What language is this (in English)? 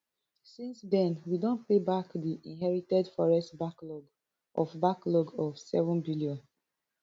Nigerian Pidgin